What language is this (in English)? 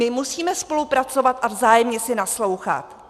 Czech